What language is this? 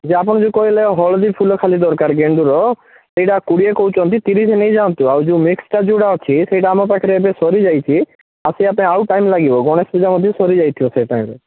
Odia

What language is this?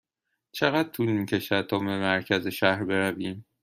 Persian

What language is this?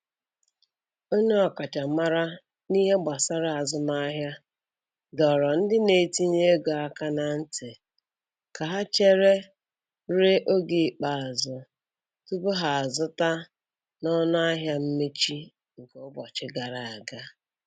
Igbo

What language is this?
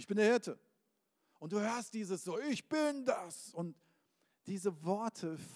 German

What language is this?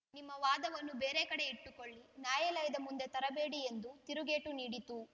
Kannada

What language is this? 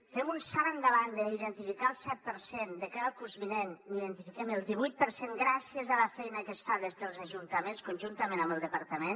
Catalan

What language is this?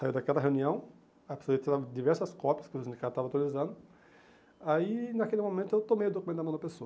Portuguese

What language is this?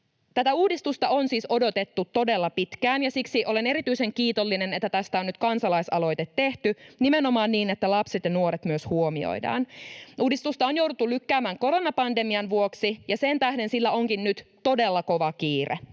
Finnish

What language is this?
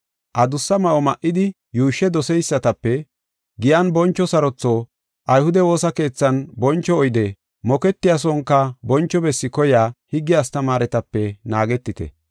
Gofa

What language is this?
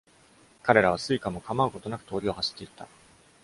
Japanese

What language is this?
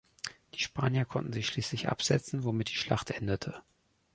German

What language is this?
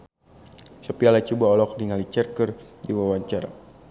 Sundanese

